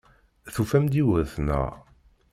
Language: Kabyle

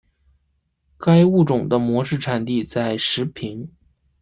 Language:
Chinese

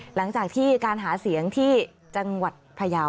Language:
Thai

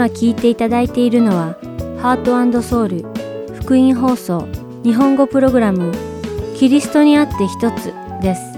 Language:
Japanese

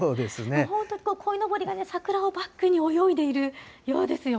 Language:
Japanese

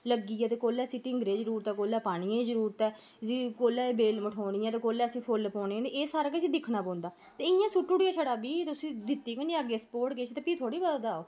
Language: Dogri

